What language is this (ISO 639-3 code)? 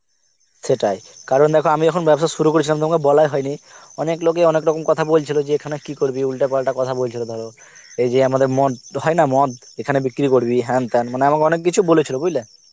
ben